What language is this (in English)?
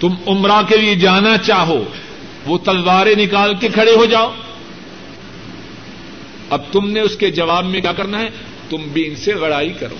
Urdu